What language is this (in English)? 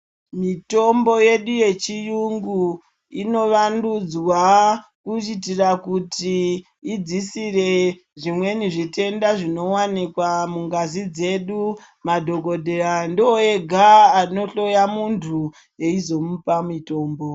Ndau